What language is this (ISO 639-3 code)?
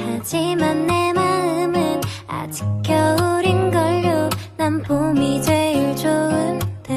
kor